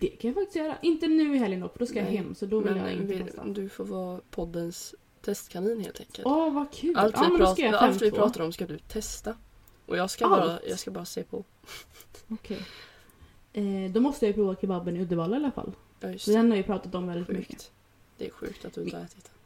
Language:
Swedish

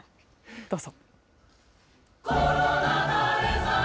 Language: Japanese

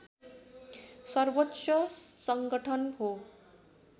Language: Nepali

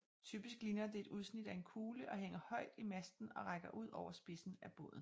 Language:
Danish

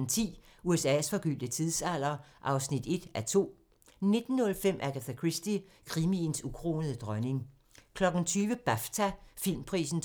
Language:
Danish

